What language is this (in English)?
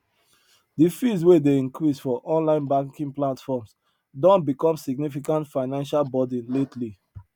Nigerian Pidgin